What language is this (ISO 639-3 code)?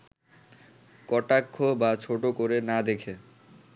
ben